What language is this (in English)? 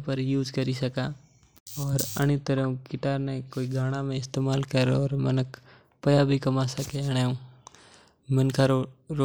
Mewari